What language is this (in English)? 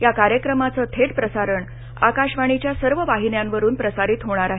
Marathi